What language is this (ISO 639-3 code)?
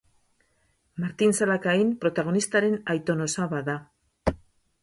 eus